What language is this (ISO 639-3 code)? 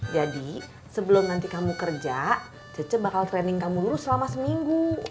ind